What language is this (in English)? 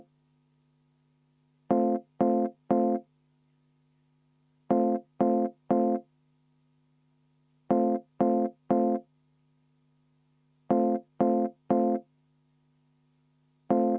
Estonian